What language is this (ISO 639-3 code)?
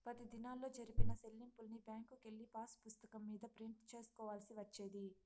tel